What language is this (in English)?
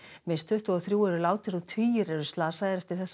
Icelandic